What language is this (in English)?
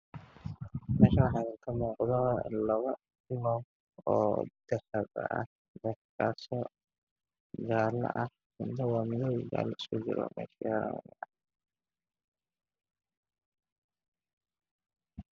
Somali